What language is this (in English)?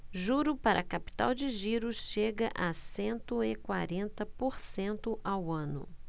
Portuguese